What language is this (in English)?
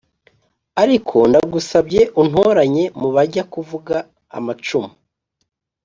Kinyarwanda